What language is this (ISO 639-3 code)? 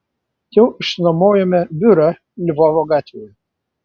lit